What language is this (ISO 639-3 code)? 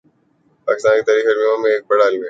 urd